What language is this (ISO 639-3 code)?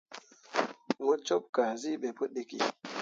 mua